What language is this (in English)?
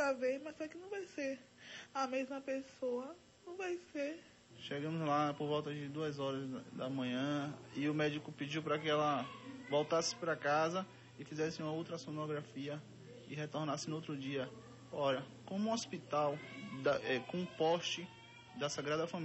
Portuguese